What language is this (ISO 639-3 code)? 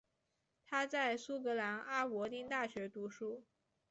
zho